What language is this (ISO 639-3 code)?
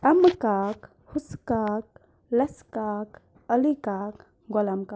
kas